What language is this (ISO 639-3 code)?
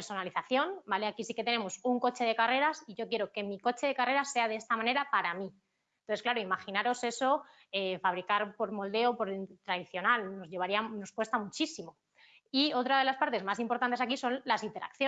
spa